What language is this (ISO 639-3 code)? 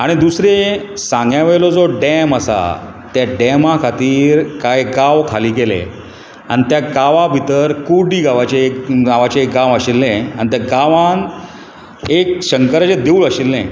kok